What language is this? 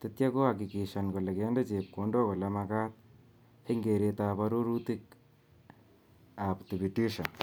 Kalenjin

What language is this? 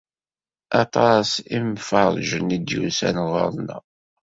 Kabyle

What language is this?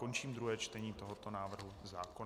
Czech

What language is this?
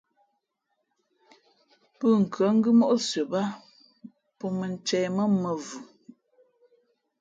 Fe'fe'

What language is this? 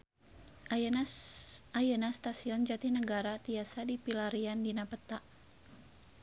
Sundanese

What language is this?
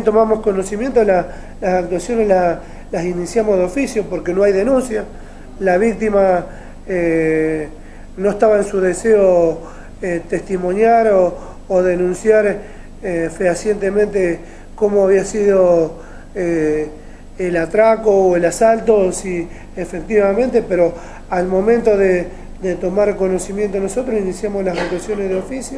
Spanish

